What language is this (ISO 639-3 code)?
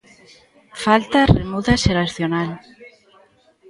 glg